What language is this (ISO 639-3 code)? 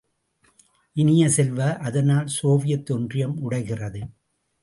tam